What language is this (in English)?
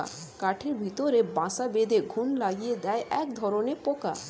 Bangla